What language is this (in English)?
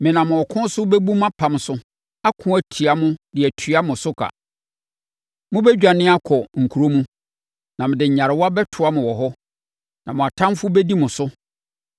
Akan